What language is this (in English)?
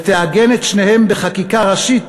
Hebrew